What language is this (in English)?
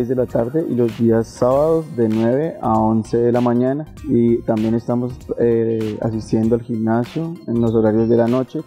Spanish